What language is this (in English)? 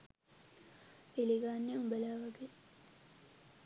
Sinhala